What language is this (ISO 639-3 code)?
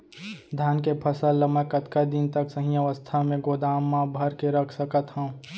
hne